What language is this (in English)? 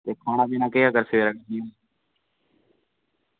Dogri